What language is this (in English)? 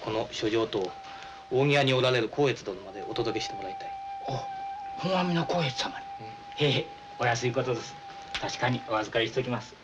Japanese